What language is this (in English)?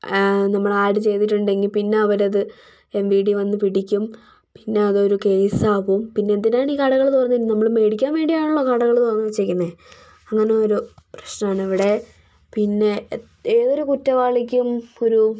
Malayalam